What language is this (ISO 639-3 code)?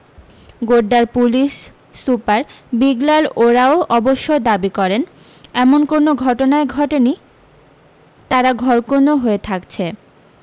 ben